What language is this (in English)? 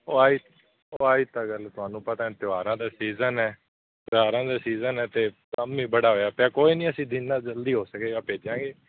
Punjabi